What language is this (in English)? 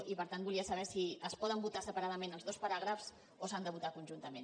Catalan